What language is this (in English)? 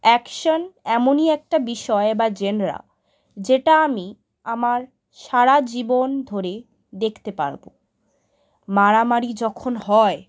Bangla